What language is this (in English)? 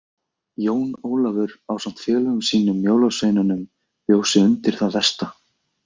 Icelandic